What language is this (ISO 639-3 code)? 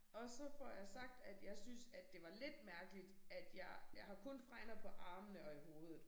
dan